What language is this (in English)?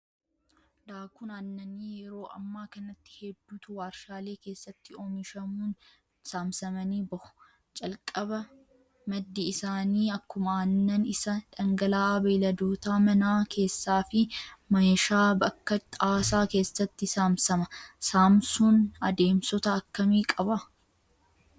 Oromo